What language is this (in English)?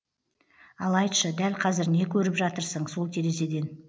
Kazakh